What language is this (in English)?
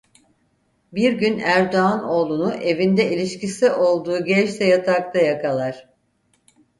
Turkish